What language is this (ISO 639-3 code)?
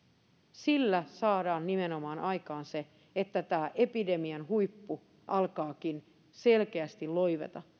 fin